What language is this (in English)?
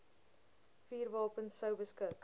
Afrikaans